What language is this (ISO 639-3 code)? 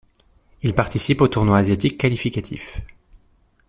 fra